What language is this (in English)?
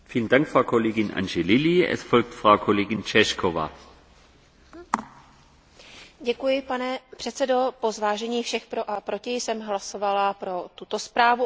Czech